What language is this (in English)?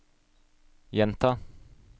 Norwegian